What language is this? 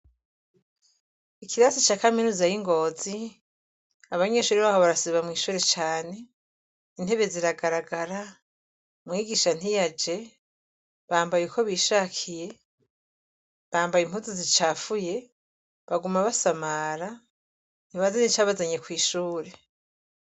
Rundi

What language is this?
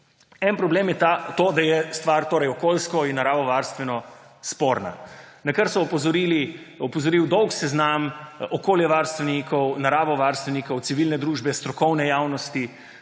Slovenian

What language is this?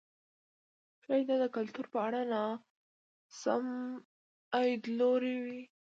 Pashto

